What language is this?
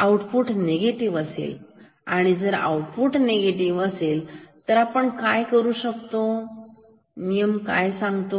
Marathi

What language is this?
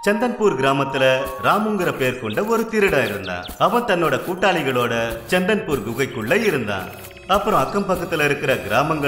Romanian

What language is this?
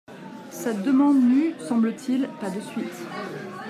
French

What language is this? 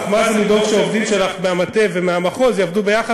Hebrew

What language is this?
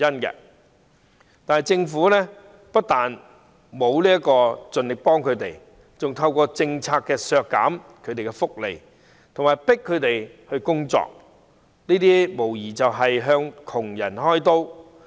Cantonese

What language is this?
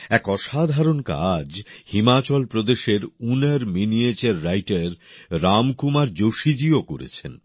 Bangla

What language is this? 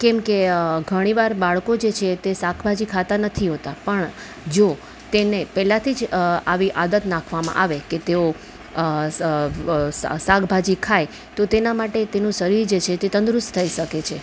Gujarati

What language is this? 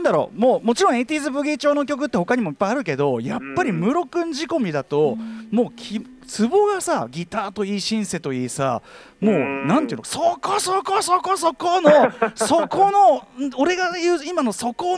Japanese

